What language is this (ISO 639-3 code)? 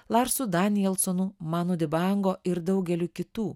lit